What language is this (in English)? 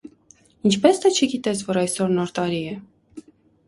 Armenian